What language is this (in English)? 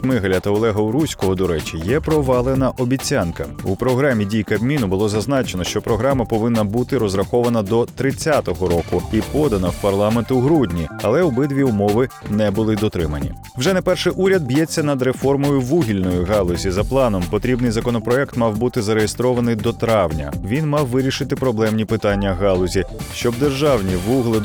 Ukrainian